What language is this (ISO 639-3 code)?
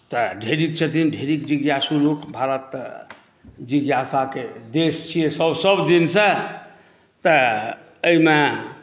mai